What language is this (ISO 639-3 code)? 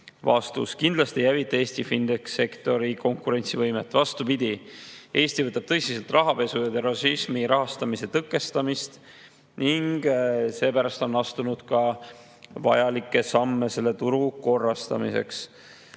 est